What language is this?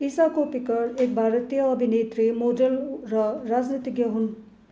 Nepali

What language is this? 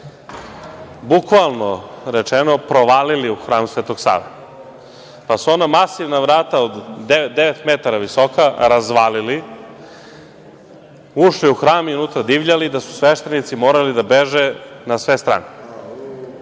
Serbian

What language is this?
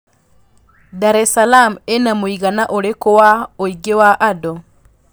Kikuyu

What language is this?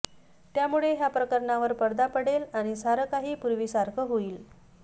Marathi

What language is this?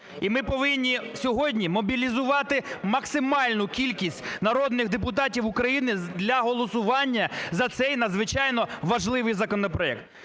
Ukrainian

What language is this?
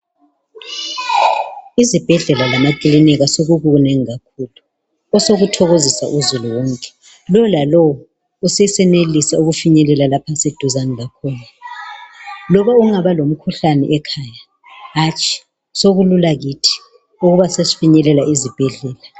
North Ndebele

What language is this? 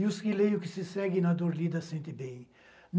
Portuguese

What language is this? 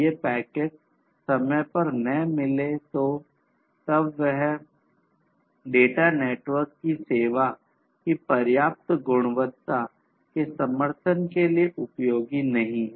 Hindi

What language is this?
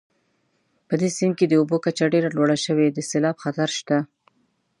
Pashto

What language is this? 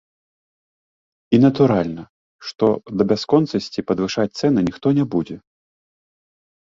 Belarusian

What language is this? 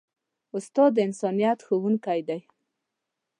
Pashto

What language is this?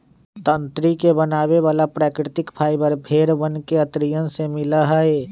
Magahi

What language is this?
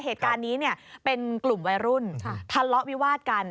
Thai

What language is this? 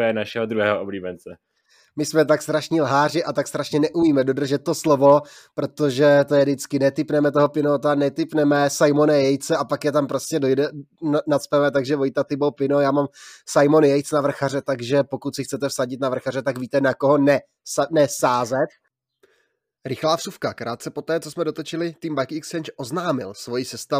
Czech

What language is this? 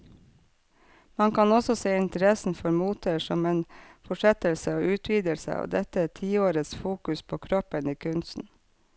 Norwegian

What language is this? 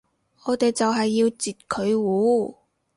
Cantonese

